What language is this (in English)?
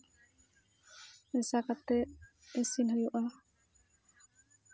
Santali